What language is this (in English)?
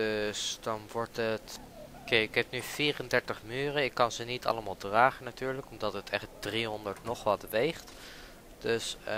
Dutch